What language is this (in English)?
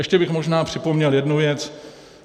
Czech